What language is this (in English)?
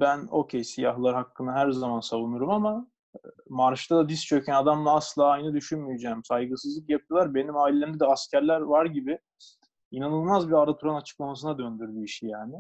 Turkish